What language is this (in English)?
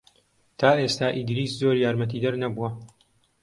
Central Kurdish